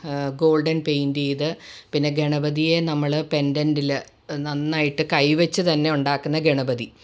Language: Malayalam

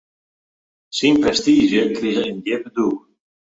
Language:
Western Frisian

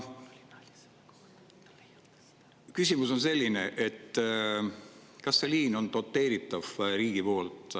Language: Estonian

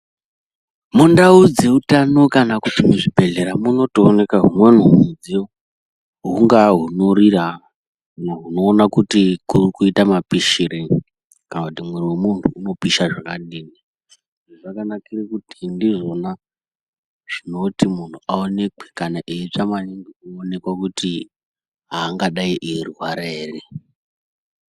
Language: Ndau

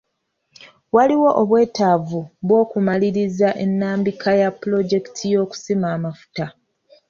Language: Ganda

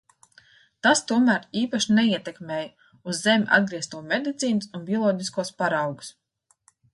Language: Latvian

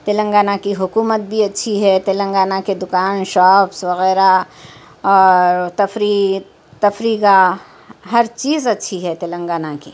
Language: Urdu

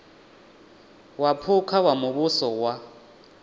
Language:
Venda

